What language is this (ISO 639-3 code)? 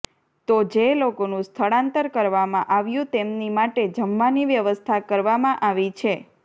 guj